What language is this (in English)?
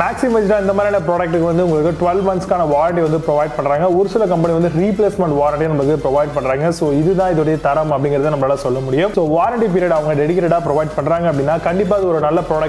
English